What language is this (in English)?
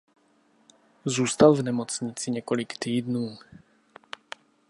Czech